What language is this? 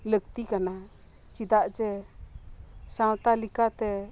Santali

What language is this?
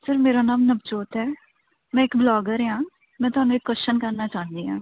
Punjabi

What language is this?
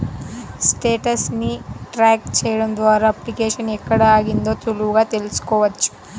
Telugu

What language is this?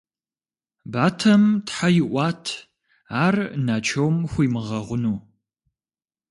Kabardian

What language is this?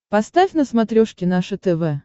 Russian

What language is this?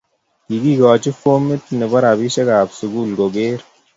Kalenjin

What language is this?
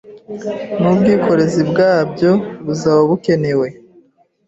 Kinyarwanda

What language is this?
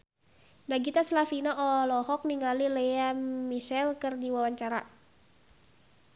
Sundanese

